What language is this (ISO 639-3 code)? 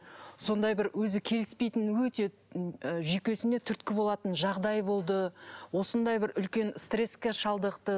kaz